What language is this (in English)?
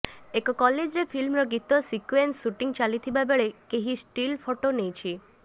Odia